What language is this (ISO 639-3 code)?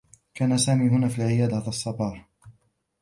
ara